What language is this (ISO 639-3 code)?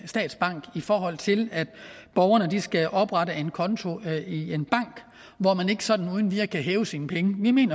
dan